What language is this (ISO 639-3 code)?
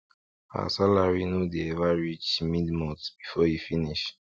pcm